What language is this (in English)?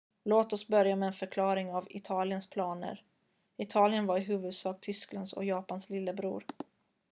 Swedish